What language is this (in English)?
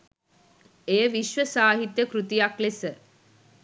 Sinhala